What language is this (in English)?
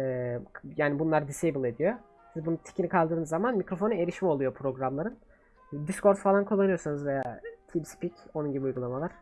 Turkish